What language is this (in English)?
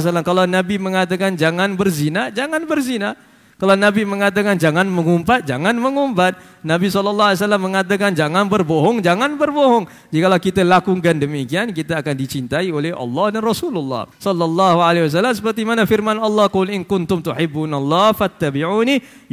Malay